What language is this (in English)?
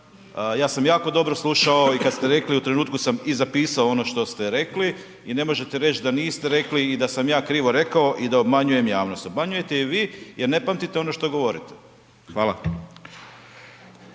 Croatian